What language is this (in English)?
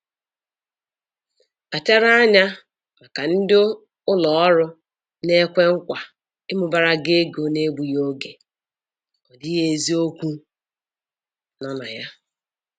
Igbo